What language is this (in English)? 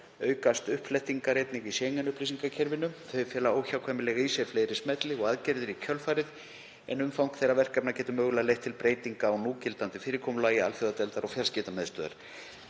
Icelandic